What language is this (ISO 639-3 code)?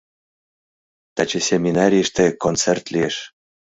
chm